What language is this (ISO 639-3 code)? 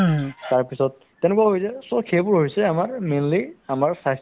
asm